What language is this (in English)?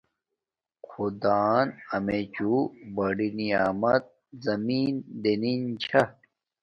Domaaki